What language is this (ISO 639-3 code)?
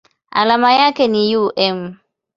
swa